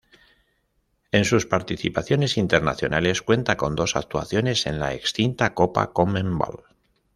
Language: Spanish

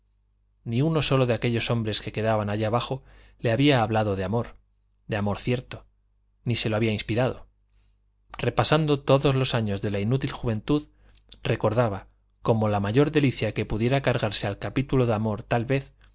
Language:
Spanish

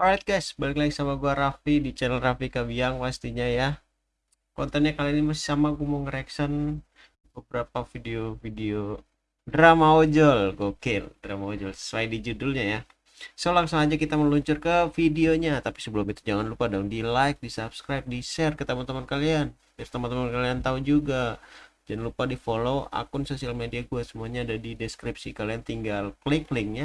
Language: Indonesian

